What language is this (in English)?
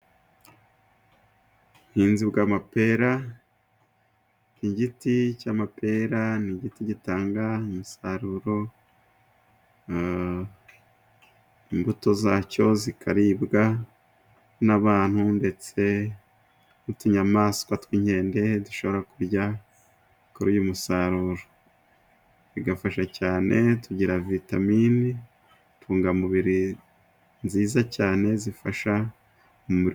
Kinyarwanda